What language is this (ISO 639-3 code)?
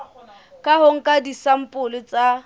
sot